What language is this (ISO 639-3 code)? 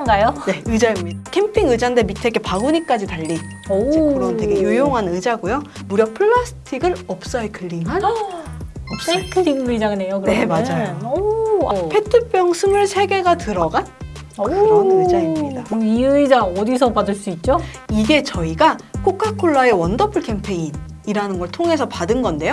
kor